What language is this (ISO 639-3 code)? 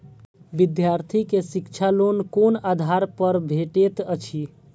mai